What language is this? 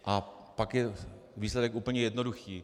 Czech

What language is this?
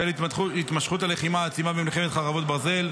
Hebrew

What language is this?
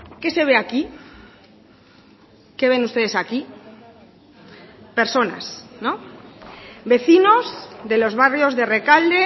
Spanish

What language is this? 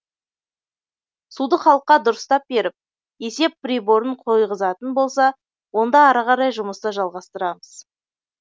Kazakh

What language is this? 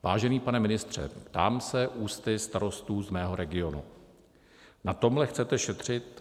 Czech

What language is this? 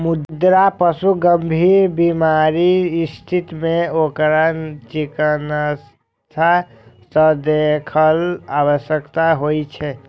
Maithili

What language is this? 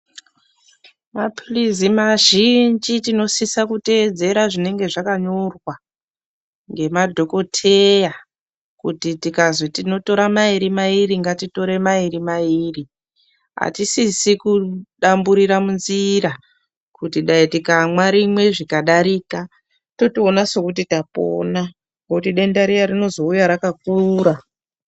Ndau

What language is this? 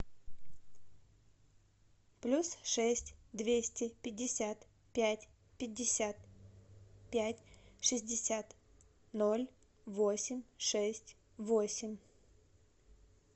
Russian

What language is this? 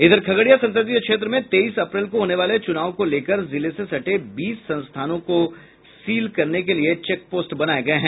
Hindi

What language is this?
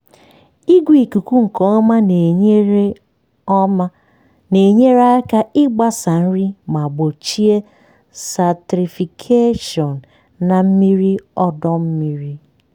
Igbo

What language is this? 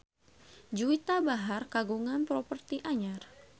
Sundanese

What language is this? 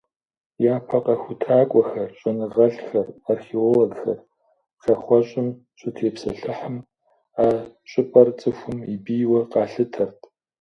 Kabardian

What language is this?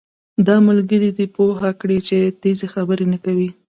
Pashto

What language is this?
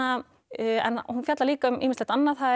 Icelandic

